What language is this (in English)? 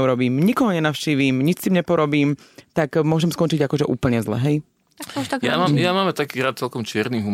Slovak